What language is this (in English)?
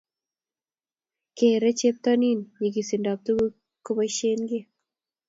Kalenjin